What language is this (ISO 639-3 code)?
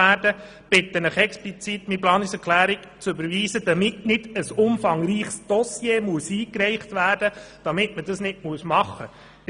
gsw